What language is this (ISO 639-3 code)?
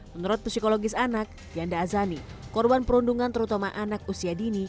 ind